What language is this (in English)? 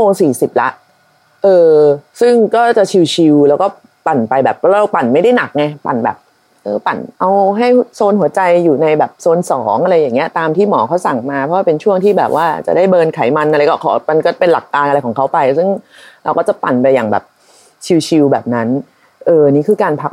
Thai